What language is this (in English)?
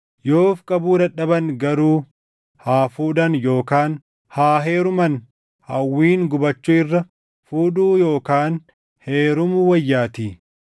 Oromo